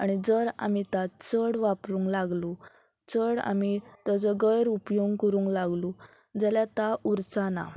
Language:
Konkani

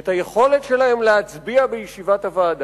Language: Hebrew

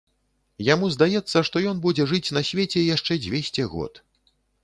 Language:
Belarusian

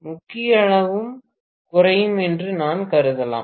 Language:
Tamil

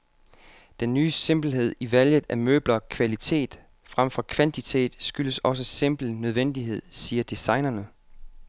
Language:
Danish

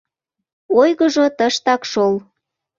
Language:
Mari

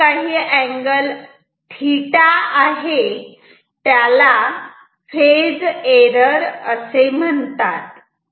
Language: Marathi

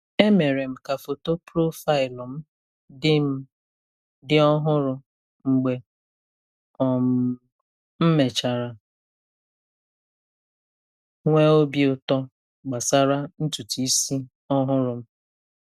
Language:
Igbo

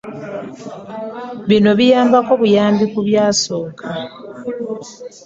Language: Ganda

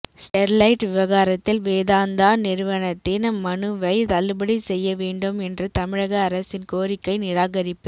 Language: Tamil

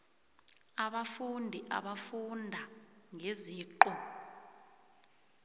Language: South Ndebele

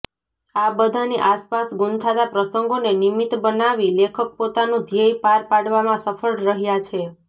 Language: Gujarati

